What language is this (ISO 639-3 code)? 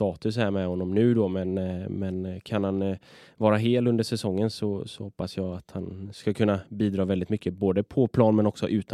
swe